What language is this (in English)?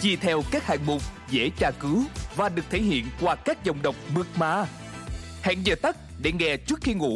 Vietnamese